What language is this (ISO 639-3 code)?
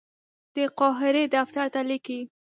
pus